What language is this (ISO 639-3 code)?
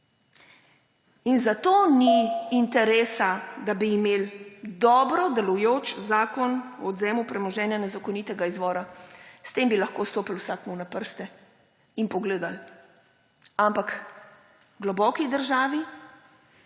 slv